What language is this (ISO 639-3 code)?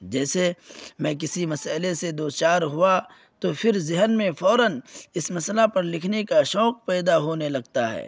urd